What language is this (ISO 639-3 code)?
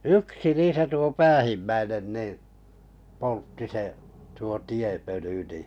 fin